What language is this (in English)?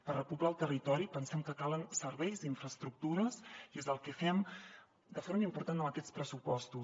Catalan